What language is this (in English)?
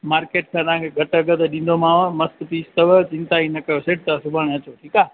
Sindhi